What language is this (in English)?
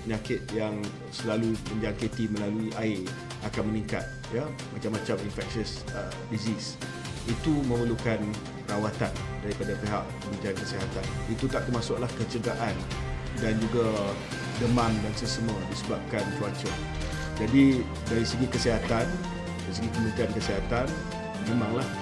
Malay